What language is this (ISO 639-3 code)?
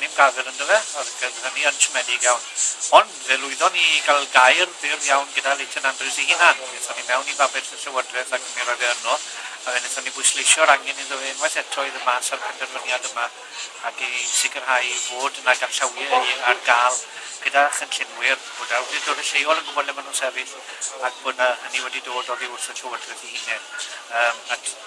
por